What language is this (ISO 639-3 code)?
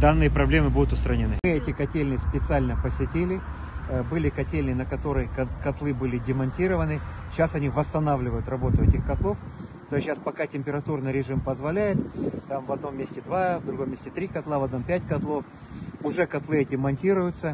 rus